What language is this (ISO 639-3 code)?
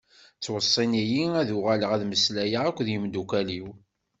kab